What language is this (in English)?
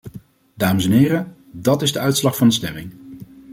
Dutch